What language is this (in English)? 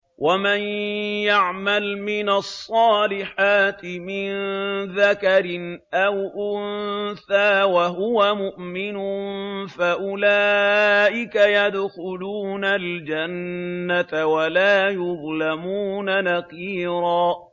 Arabic